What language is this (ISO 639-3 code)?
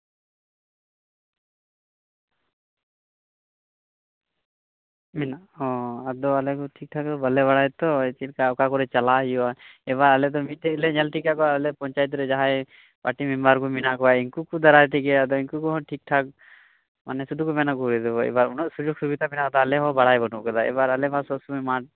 sat